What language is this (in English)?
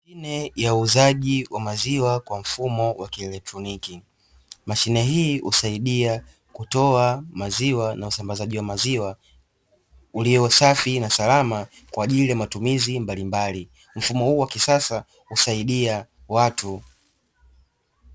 Swahili